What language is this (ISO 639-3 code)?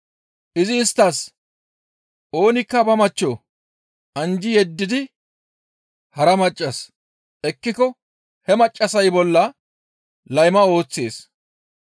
gmv